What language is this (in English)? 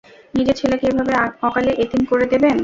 Bangla